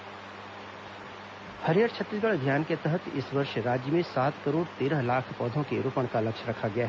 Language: Hindi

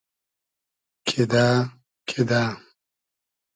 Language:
Hazaragi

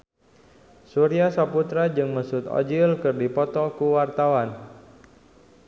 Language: Sundanese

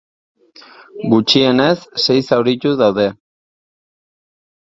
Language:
Basque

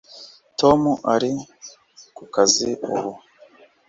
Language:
Kinyarwanda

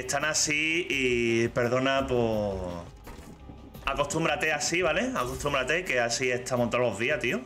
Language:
Spanish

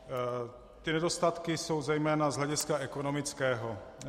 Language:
Czech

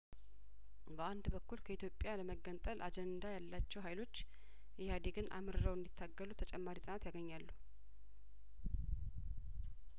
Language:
Amharic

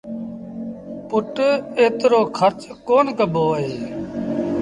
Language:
Sindhi Bhil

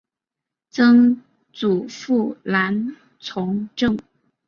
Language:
Chinese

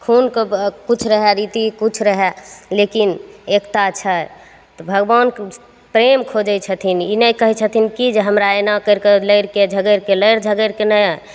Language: Maithili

